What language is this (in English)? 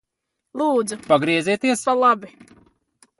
Latvian